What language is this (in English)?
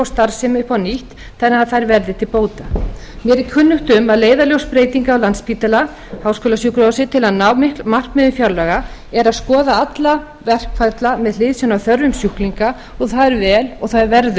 Icelandic